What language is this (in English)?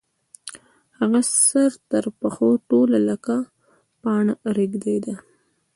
Pashto